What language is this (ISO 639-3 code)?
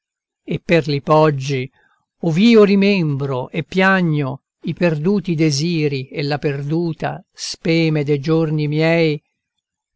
ita